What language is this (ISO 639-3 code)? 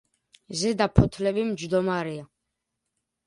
kat